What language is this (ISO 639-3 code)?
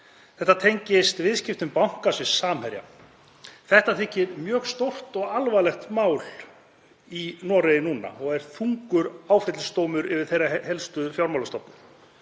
isl